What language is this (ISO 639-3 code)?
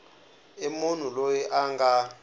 tso